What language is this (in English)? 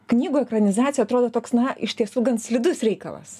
Lithuanian